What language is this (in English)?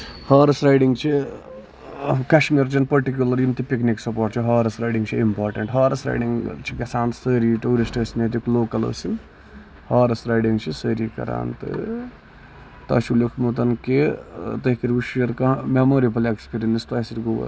Kashmiri